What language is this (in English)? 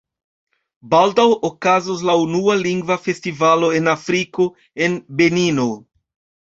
Esperanto